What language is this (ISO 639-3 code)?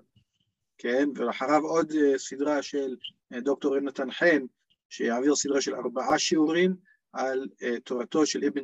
heb